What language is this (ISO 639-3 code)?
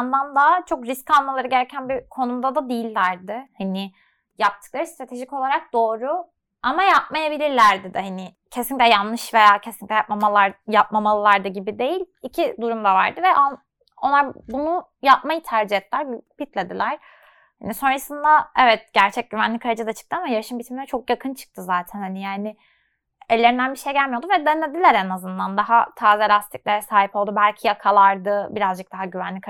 tur